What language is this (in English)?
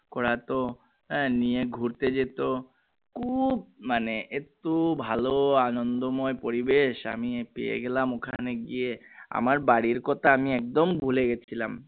Bangla